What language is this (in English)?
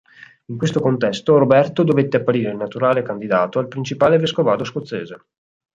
Italian